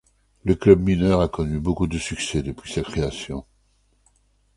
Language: French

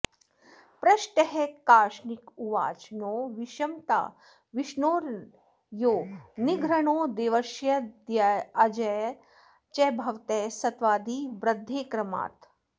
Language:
Sanskrit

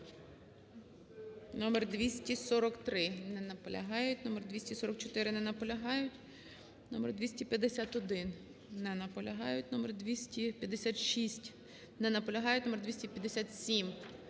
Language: Ukrainian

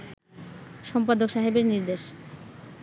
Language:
Bangla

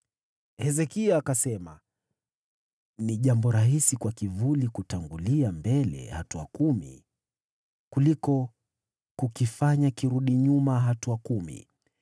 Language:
Swahili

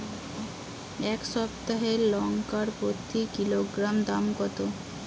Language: Bangla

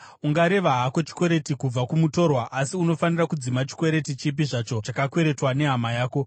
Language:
Shona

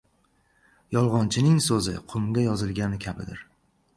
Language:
Uzbek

